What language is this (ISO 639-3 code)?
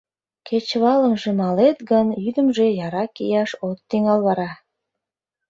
chm